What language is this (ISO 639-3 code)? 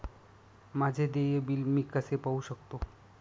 mar